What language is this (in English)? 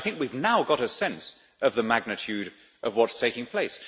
English